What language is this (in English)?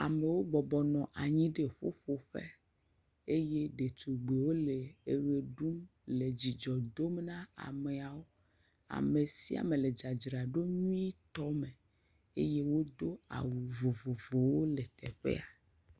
Ewe